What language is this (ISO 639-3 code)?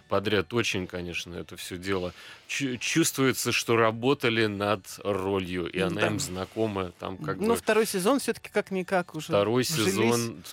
rus